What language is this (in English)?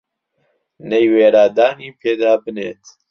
Central Kurdish